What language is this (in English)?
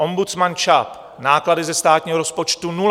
Czech